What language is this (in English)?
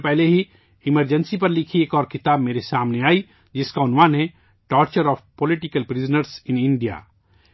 Urdu